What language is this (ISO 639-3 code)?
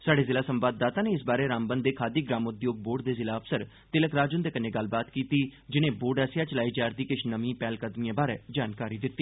doi